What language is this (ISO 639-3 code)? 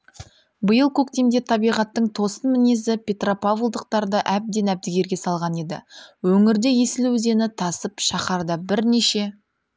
kaz